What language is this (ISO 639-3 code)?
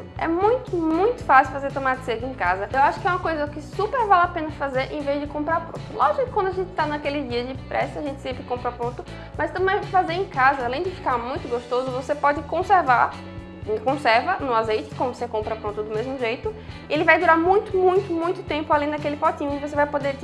por